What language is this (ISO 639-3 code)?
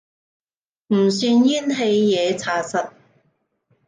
yue